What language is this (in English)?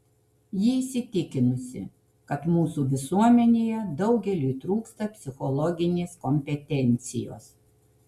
Lithuanian